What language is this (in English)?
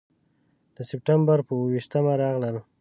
Pashto